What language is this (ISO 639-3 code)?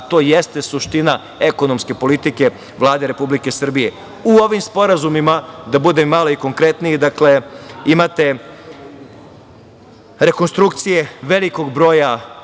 srp